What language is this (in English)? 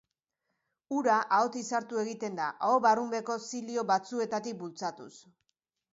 Basque